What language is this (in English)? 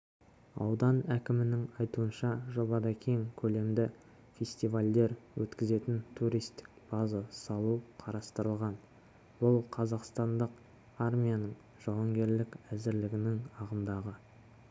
Kazakh